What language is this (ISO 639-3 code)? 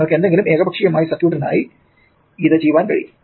mal